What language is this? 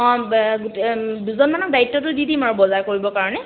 Assamese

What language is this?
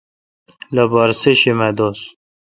Kalkoti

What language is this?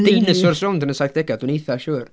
Welsh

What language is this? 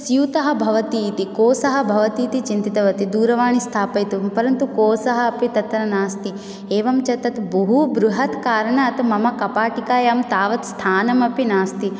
Sanskrit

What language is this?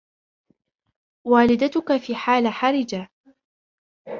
Arabic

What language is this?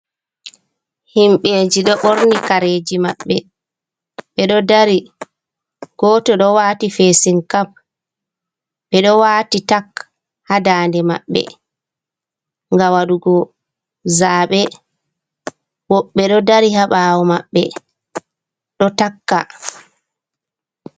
Fula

